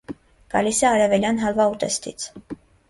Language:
Armenian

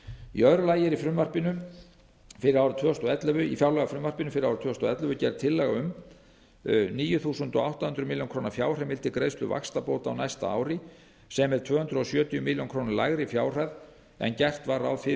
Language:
Icelandic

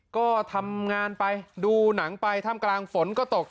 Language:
Thai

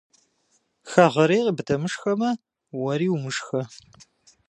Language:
Kabardian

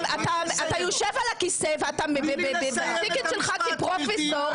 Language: Hebrew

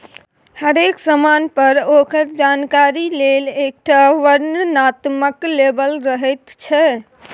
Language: Maithili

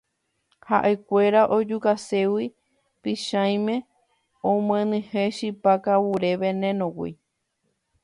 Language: Guarani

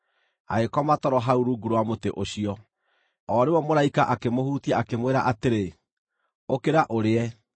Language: Kikuyu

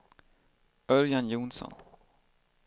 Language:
Swedish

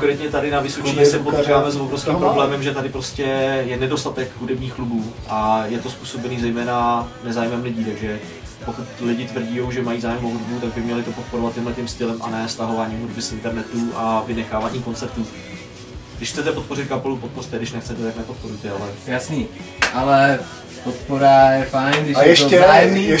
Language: Czech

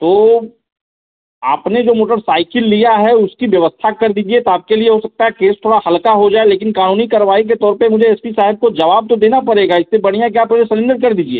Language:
Hindi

